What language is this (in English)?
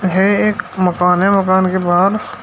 Hindi